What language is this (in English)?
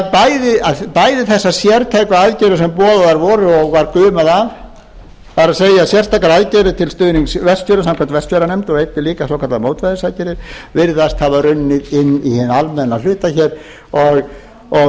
Icelandic